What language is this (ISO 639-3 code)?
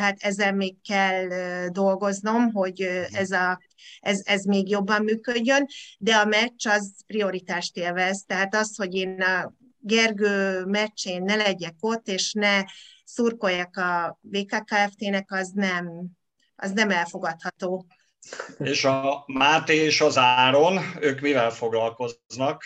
hun